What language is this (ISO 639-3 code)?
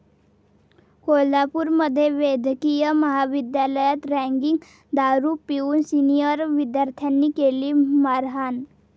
mar